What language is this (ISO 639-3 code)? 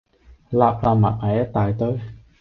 yue